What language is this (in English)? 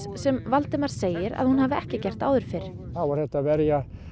Icelandic